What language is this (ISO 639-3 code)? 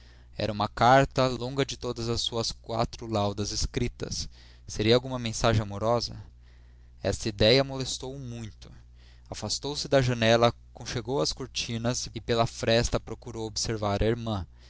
por